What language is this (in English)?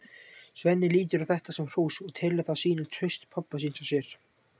Icelandic